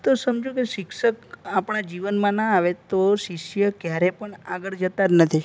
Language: Gujarati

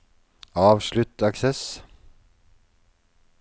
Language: Norwegian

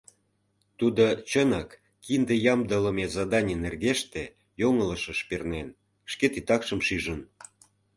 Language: Mari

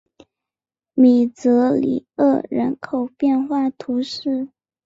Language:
Chinese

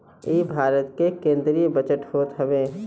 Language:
Bhojpuri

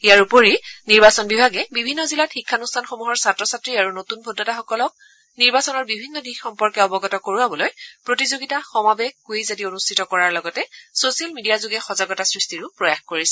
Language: Assamese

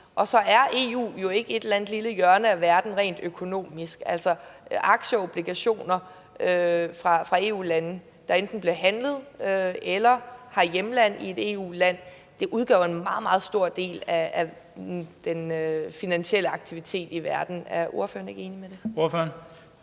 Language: Danish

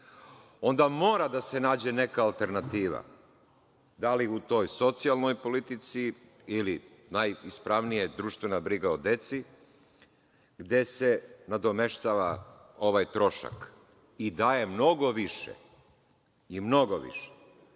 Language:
Serbian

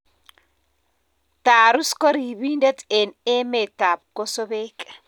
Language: Kalenjin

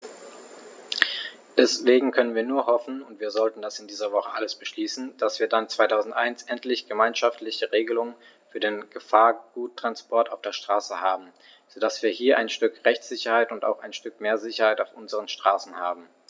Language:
German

